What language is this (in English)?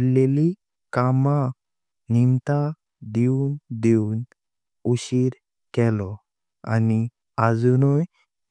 Konkani